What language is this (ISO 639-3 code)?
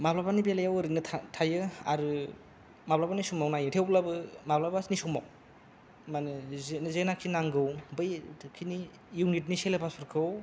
brx